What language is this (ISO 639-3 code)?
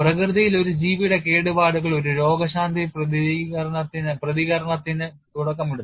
mal